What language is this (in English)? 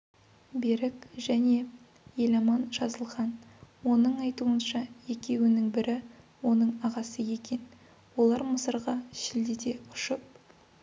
Kazakh